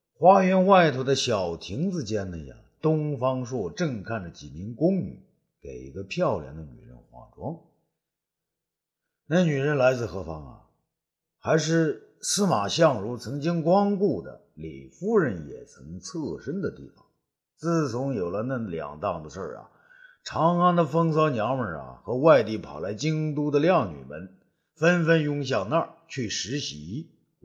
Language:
Chinese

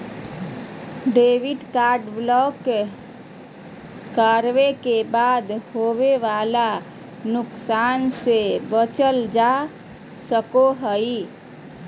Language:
Magahi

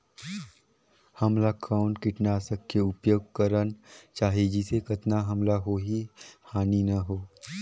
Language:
Chhattisgarhi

